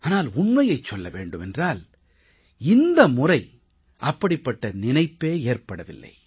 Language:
Tamil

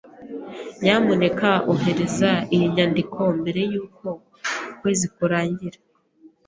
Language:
Kinyarwanda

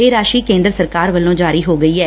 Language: Punjabi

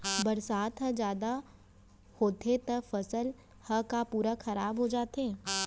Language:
Chhattisgarhi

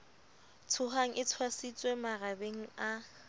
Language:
Southern Sotho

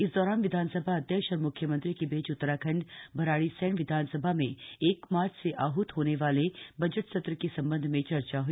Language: Hindi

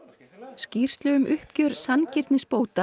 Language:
Icelandic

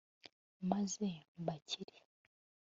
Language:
Kinyarwanda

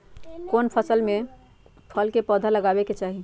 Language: Magahi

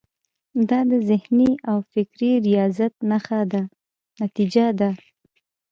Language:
Pashto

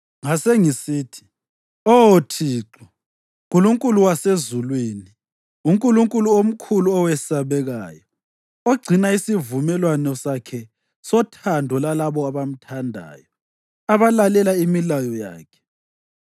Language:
North Ndebele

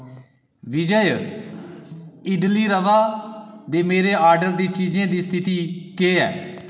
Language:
Dogri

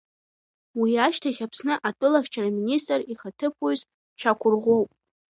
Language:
Abkhazian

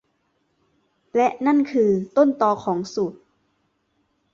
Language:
Thai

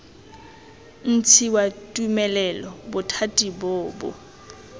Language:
Tswana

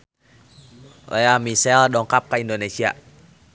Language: Sundanese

